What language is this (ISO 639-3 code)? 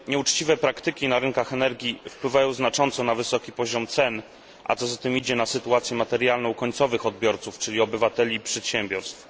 pol